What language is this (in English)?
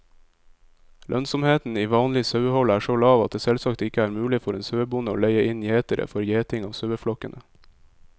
Norwegian